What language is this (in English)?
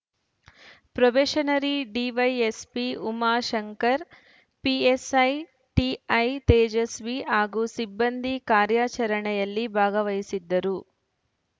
Kannada